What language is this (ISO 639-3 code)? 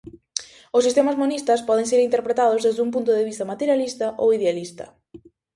glg